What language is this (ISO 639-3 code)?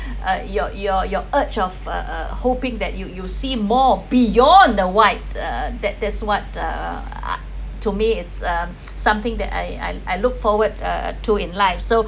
eng